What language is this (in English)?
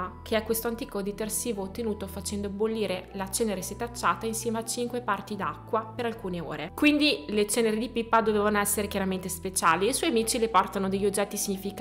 Italian